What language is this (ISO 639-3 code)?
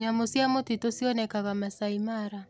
kik